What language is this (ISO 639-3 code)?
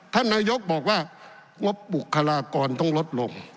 tha